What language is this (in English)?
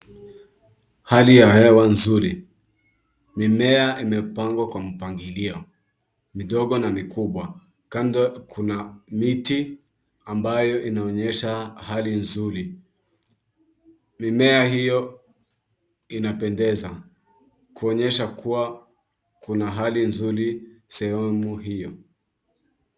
Swahili